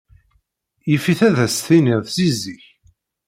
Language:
Kabyle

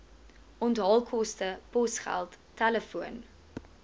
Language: Afrikaans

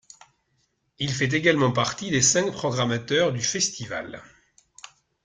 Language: French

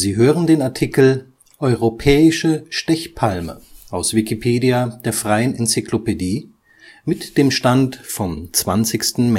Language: German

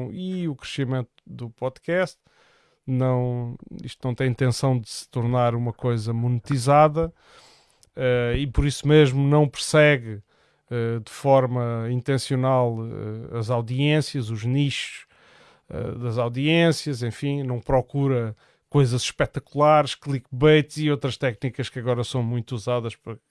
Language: Portuguese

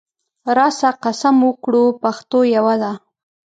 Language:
Pashto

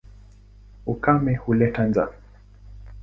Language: Swahili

